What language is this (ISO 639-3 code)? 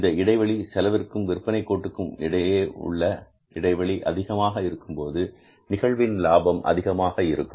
tam